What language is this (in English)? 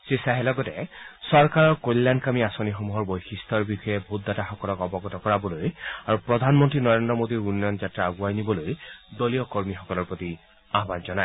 Assamese